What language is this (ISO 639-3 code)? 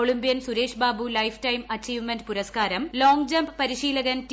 mal